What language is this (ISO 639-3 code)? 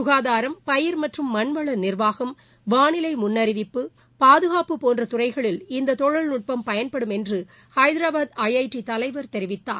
tam